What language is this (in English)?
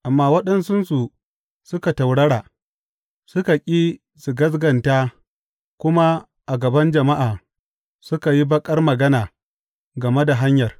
Hausa